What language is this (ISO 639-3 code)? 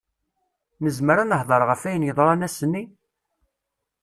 kab